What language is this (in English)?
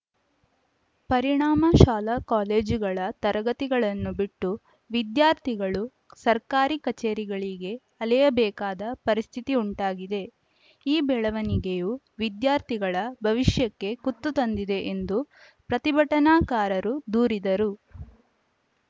Kannada